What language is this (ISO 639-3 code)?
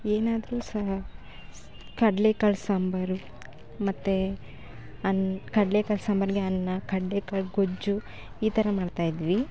kan